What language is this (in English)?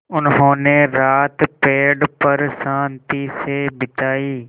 Hindi